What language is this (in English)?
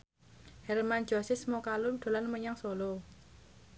Javanese